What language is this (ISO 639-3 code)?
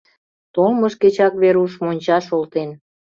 chm